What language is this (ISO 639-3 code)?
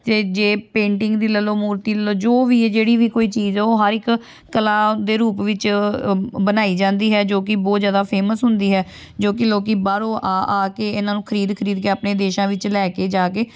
pan